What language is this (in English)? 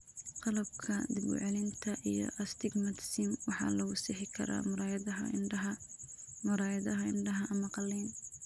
Somali